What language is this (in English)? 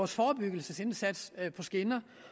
Danish